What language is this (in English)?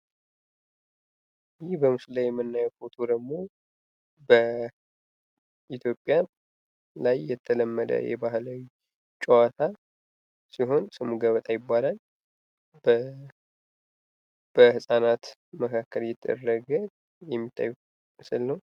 Amharic